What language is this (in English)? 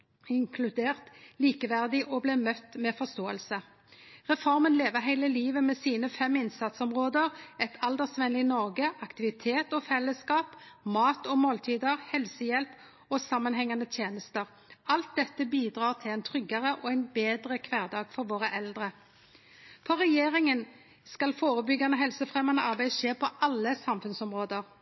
Norwegian Nynorsk